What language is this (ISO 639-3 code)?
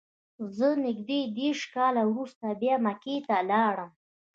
pus